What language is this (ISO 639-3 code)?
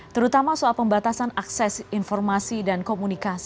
ind